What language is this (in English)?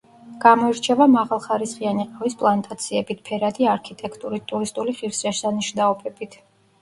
Georgian